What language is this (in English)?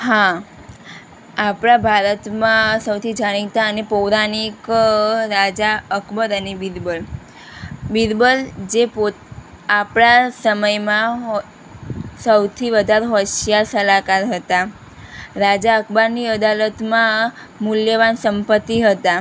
Gujarati